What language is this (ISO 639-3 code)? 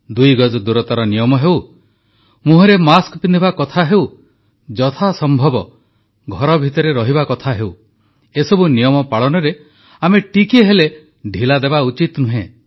ori